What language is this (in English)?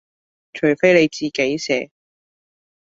Cantonese